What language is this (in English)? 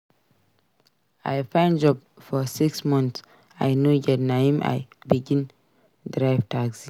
Nigerian Pidgin